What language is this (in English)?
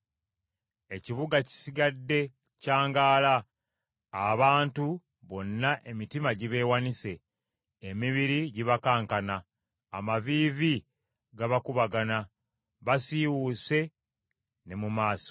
Ganda